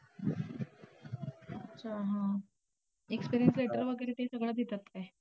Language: Marathi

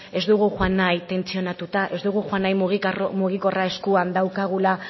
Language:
Basque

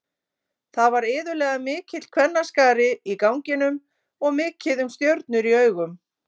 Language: Icelandic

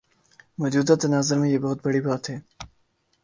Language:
Urdu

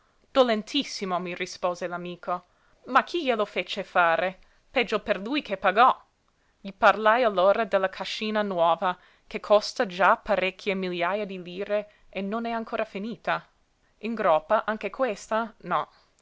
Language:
Italian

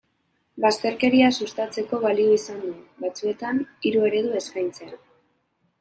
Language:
Basque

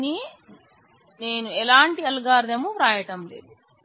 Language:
Telugu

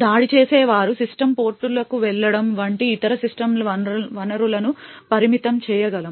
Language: Telugu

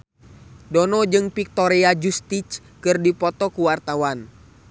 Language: Sundanese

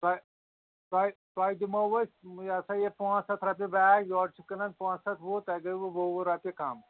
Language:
Kashmiri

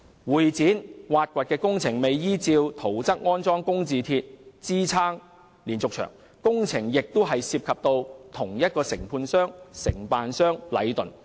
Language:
Cantonese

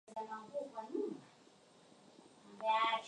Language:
Swahili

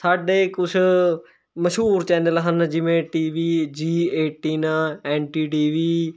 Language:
Punjabi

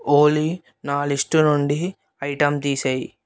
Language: Telugu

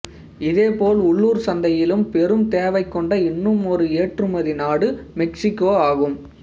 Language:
Tamil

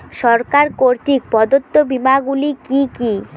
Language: Bangla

